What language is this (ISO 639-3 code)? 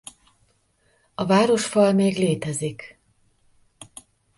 hun